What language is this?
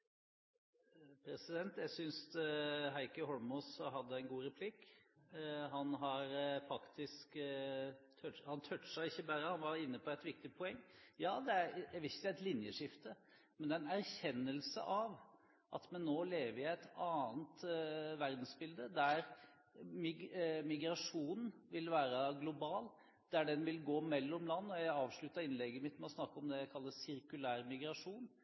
Norwegian Bokmål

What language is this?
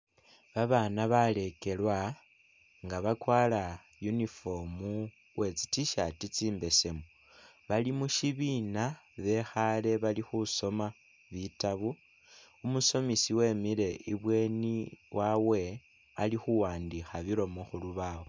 Masaaba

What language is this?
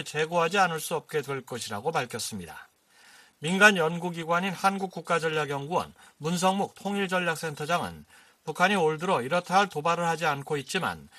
Korean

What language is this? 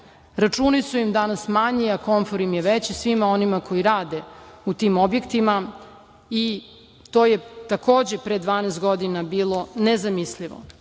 Serbian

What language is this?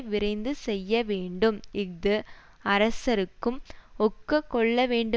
Tamil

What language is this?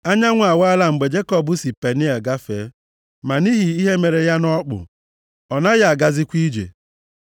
Igbo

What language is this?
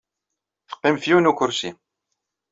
Kabyle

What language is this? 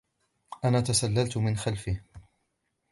Arabic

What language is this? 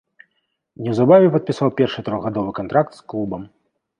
Belarusian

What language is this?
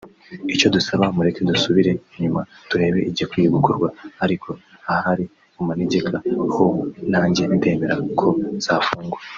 Kinyarwanda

